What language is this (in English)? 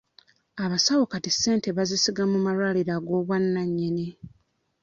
Ganda